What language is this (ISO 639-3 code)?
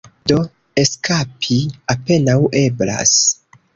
epo